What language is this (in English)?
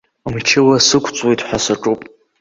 Abkhazian